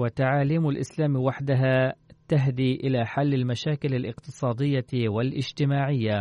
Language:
Arabic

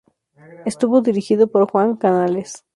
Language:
Spanish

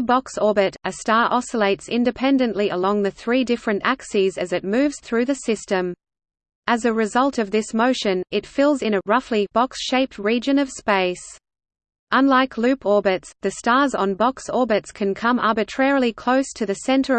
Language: English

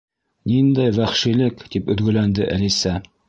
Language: Bashkir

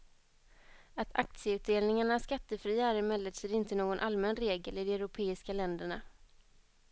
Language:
Swedish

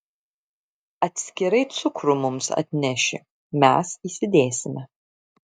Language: Lithuanian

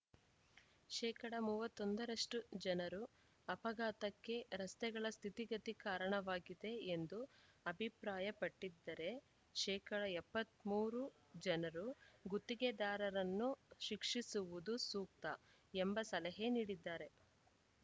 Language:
Kannada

